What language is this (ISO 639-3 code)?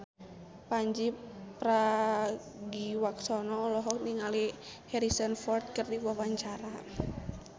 sun